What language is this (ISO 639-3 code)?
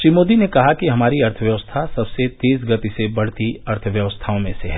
hin